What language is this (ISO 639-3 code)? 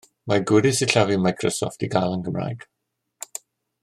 cym